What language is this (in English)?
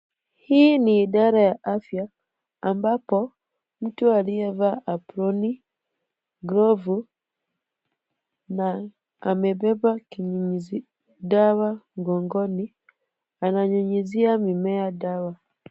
Swahili